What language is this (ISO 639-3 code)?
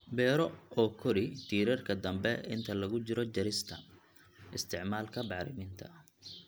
som